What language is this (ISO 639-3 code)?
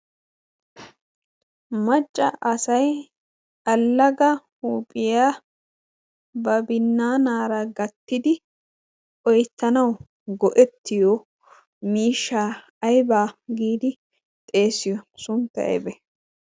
wal